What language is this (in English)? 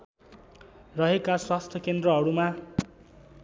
Nepali